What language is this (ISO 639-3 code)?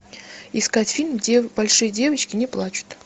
rus